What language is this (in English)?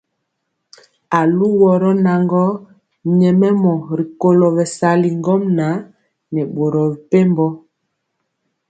Mpiemo